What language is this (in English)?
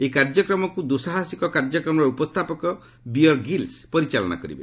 Odia